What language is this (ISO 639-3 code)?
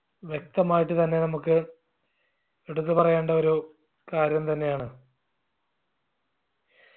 mal